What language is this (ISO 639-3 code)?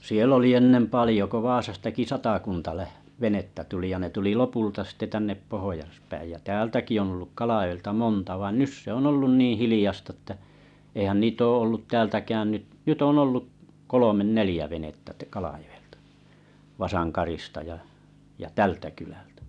fin